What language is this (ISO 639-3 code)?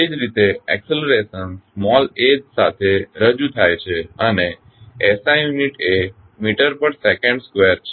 guj